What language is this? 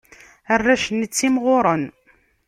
Kabyle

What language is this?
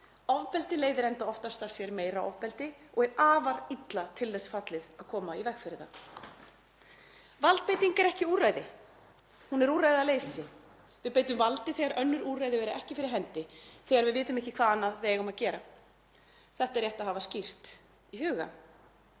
Icelandic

